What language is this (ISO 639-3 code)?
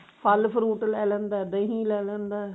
pan